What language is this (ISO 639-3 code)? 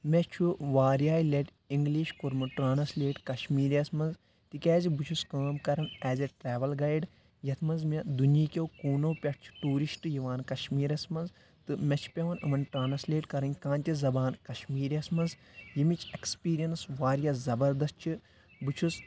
kas